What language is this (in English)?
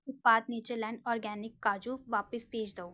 Punjabi